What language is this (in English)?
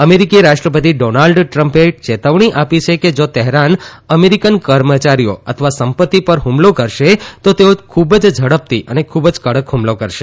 Gujarati